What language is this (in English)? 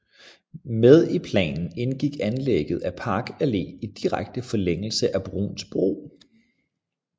Danish